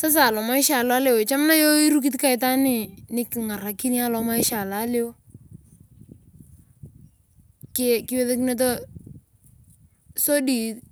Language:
Turkana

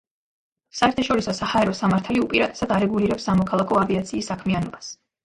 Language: Georgian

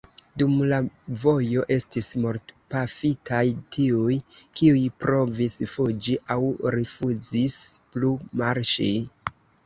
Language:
Esperanto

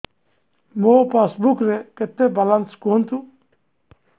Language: Odia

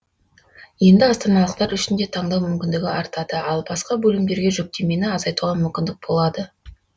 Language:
Kazakh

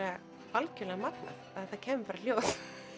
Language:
Icelandic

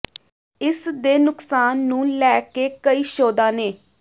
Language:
Punjabi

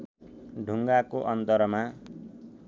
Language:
Nepali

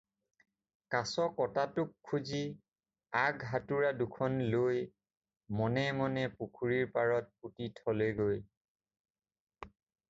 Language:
Assamese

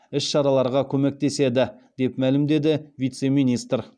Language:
Kazakh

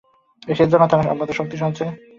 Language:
Bangla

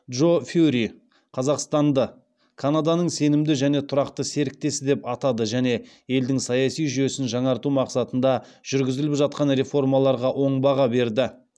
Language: Kazakh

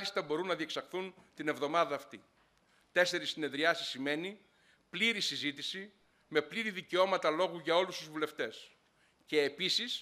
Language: Greek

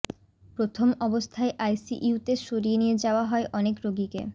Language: Bangla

